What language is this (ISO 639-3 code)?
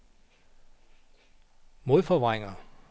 dan